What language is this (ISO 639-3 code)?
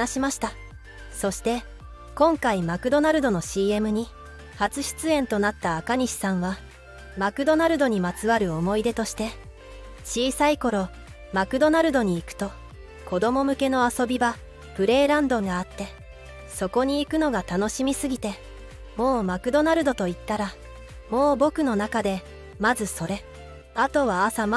jpn